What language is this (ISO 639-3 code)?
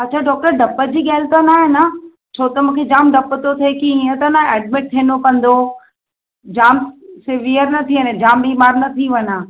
snd